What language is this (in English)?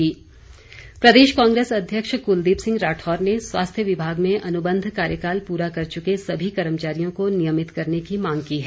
Hindi